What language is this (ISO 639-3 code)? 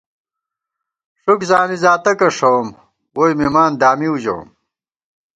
gwt